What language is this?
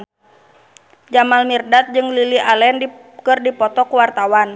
Sundanese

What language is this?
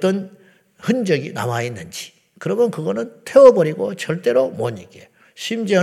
Korean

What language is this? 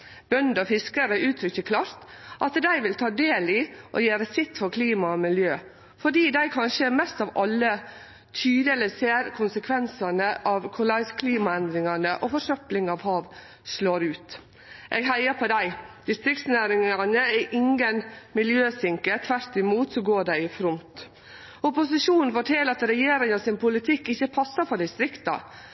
Norwegian Nynorsk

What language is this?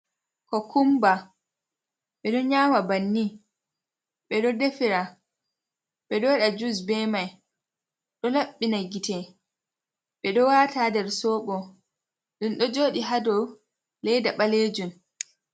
Fula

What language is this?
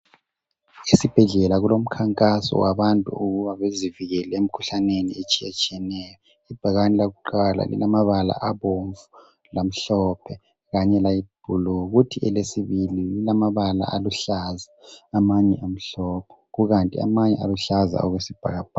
North Ndebele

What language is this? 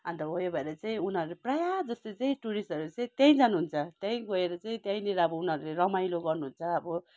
Nepali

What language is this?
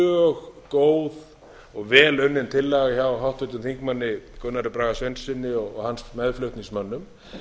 Icelandic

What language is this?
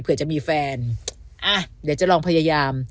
Thai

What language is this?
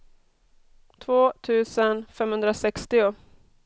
Swedish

